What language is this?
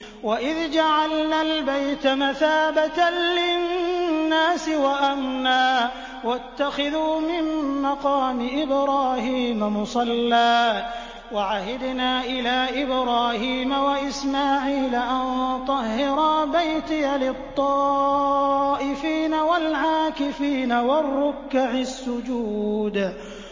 Arabic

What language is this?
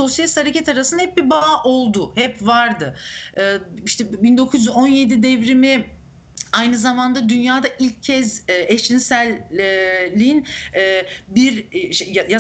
Turkish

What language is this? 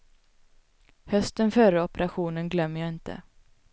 Swedish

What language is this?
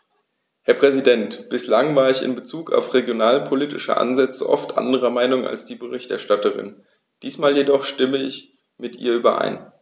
German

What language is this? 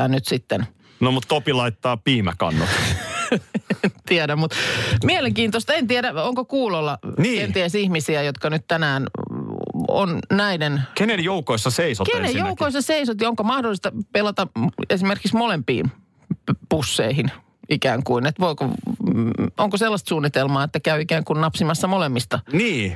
Finnish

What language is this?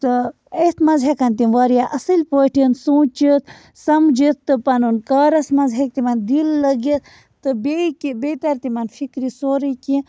Kashmiri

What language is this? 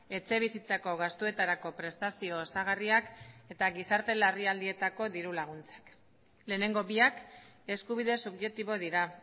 Basque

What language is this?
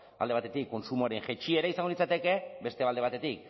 Basque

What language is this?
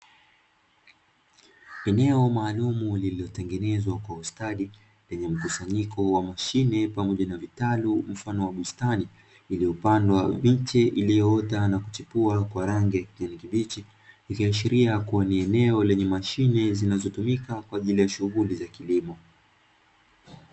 Swahili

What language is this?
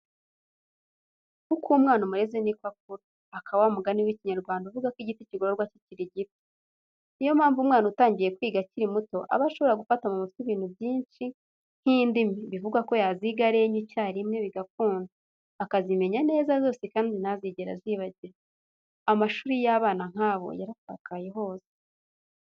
Kinyarwanda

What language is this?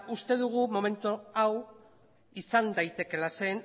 Basque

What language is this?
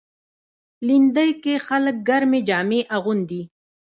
Pashto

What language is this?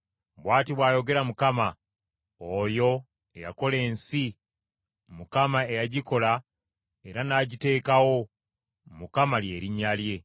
Ganda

